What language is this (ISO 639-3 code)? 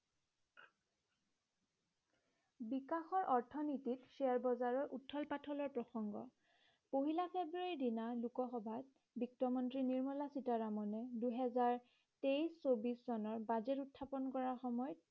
asm